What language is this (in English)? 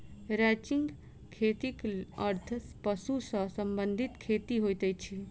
Maithili